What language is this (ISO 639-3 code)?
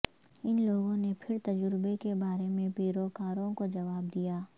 urd